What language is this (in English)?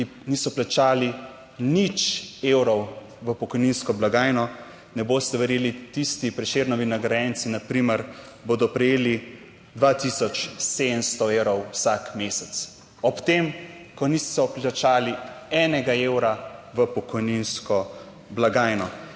Slovenian